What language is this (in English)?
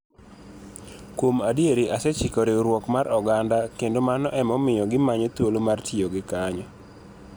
Luo (Kenya and Tanzania)